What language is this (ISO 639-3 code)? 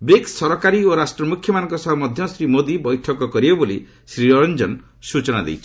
ori